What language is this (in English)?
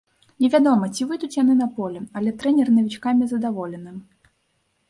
Belarusian